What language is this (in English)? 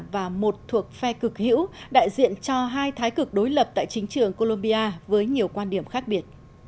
Vietnamese